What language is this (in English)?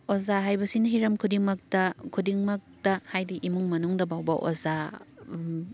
Manipuri